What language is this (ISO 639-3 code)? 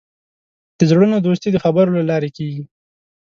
pus